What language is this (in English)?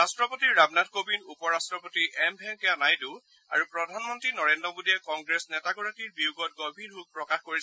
Assamese